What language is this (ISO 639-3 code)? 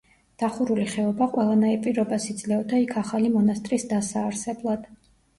kat